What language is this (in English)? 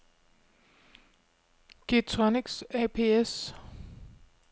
Danish